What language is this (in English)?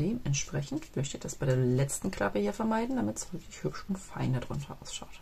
German